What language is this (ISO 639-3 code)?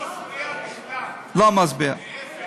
heb